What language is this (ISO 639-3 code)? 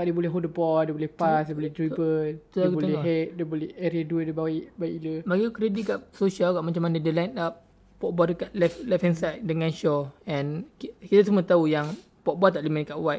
msa